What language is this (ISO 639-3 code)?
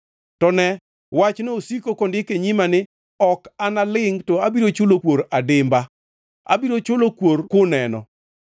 luo